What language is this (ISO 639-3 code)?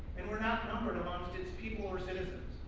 eng